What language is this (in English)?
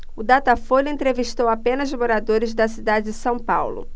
Portuguese